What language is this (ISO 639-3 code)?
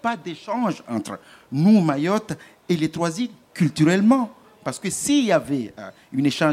fra